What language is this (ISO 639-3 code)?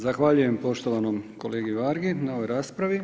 hrv